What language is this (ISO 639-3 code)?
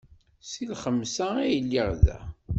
kab